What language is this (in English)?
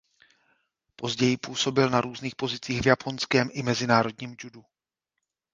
Czech